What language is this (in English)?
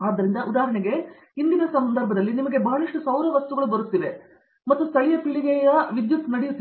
Kannada